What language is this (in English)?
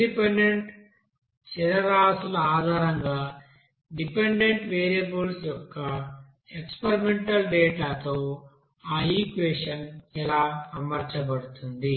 Telugu